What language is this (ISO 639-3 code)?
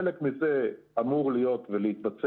heb